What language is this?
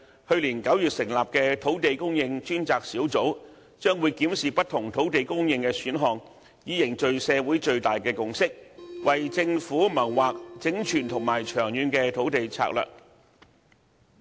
Cantonese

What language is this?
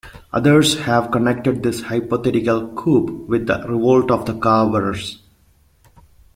English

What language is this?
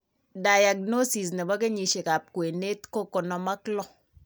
Kalenjin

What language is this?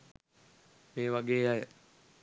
Sinhala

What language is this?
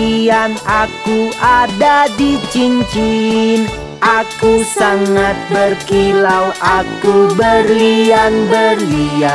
Indonesian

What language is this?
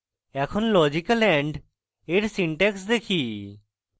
Bangla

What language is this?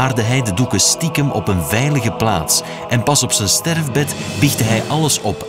Dutch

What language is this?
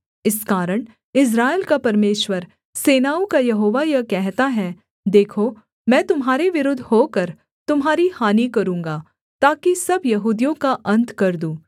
Hindi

